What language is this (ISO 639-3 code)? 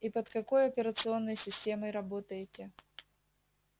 rus